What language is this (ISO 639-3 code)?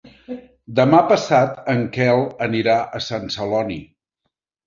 cat